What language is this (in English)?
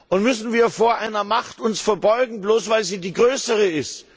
German